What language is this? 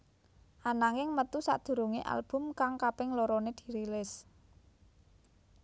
Javanese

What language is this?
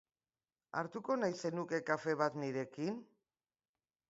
Basque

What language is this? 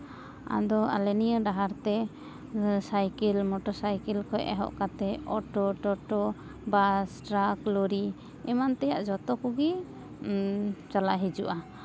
Santali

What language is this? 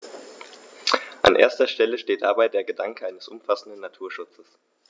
German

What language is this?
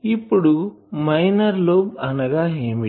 Telugu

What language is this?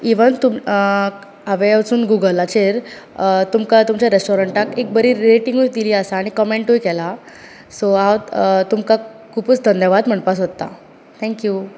Konkani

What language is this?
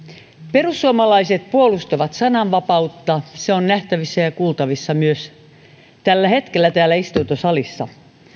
Finnish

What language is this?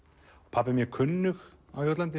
Icelandic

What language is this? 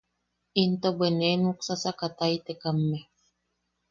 Yaqui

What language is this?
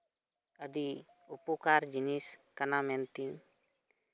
Santali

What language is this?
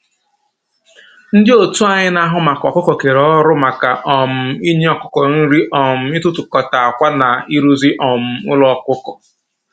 Igbo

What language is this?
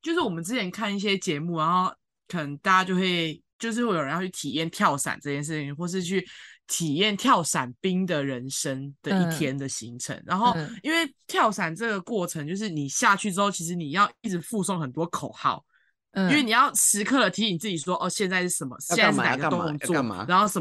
Chinese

